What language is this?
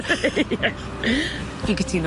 Welsh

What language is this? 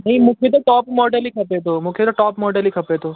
Sindhi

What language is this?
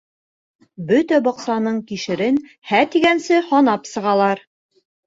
Bashkir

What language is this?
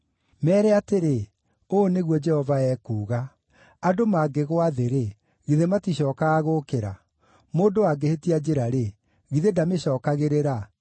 Kikuyu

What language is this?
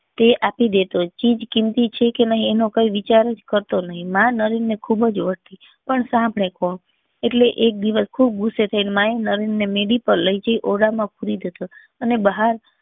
Gujarati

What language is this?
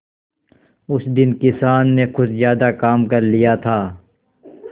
Hindi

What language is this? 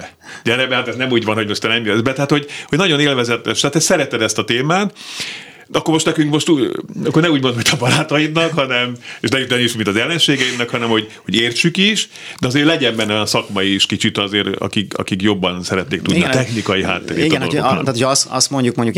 Hungarian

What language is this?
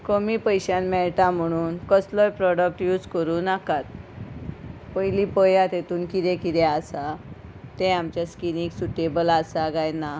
Konkani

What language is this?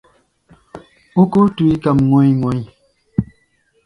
Gbaya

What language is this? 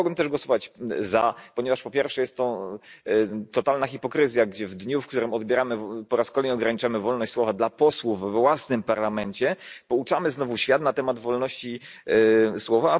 Polish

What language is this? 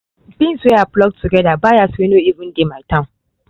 Nigerian Pidgin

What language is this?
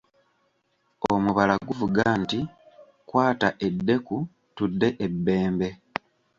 Ganda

